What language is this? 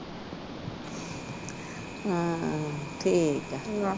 Punjabi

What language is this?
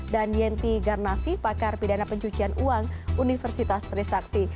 Indonesian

